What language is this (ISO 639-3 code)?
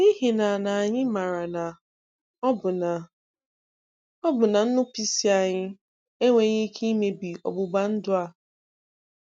ibo